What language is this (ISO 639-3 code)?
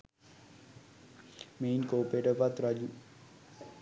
sin